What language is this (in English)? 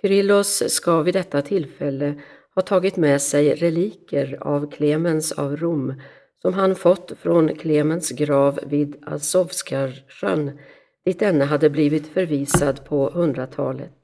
Swedish